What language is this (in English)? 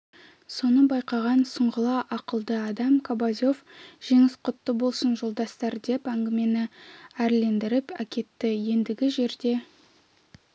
Kazakh